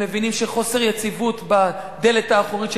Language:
Hebrew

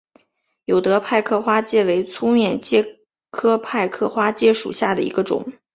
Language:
Chinese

